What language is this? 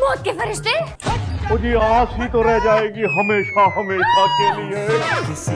Urdu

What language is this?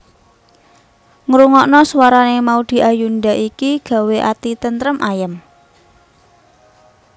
Javanese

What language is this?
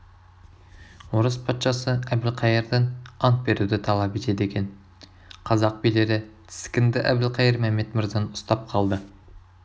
Kazakh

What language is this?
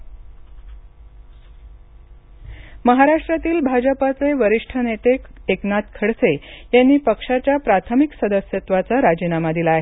Marathi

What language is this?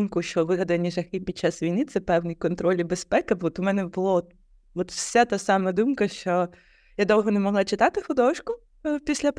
Ukrainian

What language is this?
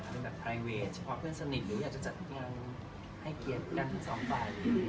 Thai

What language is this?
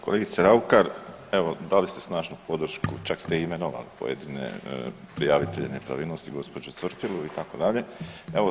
Croatian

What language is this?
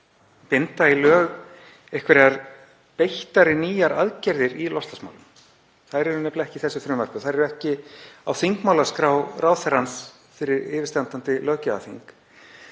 Icelandic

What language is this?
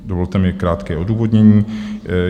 Czech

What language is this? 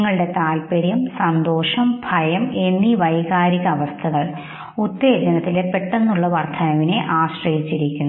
Malayalam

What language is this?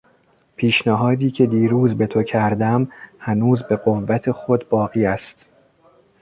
Persian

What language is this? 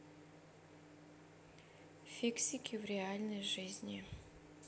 Russian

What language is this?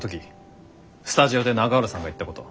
Japanese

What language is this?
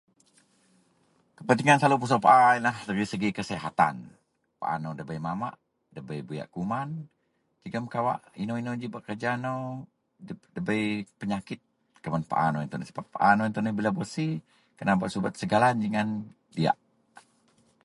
Central Melanau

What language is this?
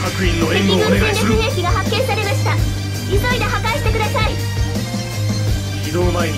Japanese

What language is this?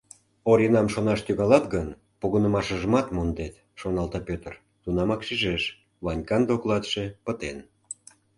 Mari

